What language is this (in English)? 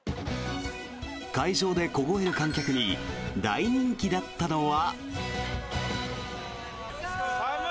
Japanese